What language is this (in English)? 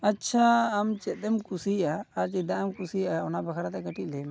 Santali